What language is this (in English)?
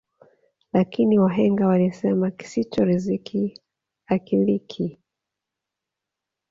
Swahili